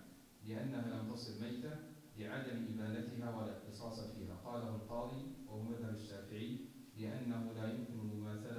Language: Arabic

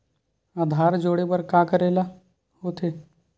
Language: Chhattisgarhi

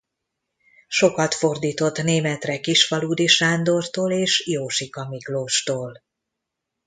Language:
Hungarian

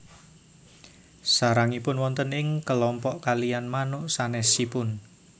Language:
Javanese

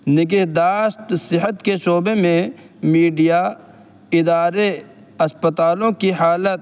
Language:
Urdu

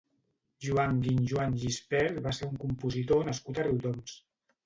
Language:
Catalan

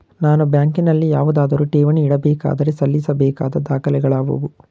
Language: Kannada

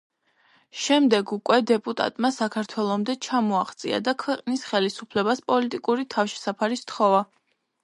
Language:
Georgian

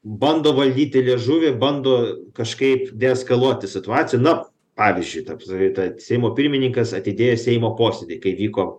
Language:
Lithuanian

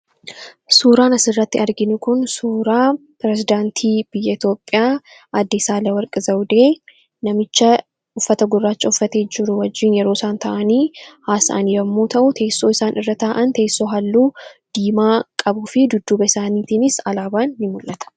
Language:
Oromo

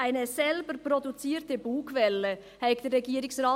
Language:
Swiss German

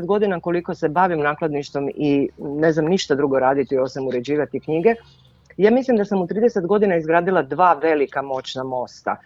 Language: Croatian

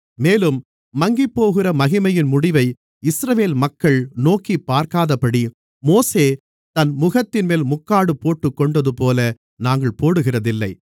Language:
Tamil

